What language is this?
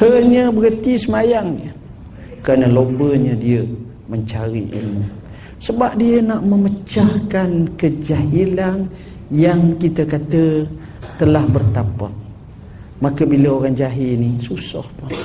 Malay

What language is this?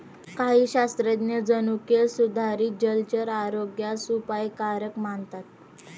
Marathi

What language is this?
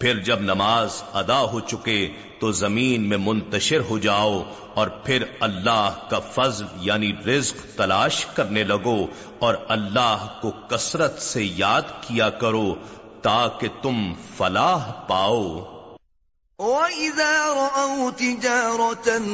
Urdu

